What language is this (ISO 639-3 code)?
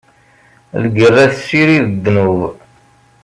kab